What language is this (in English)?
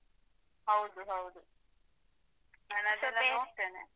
Kannada